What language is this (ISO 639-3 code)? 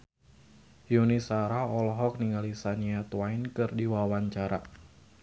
sun